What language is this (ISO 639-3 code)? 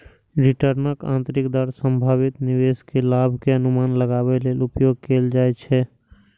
mai